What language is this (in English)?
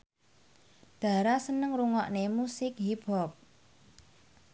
Javanese